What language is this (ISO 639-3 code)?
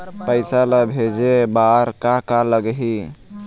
hne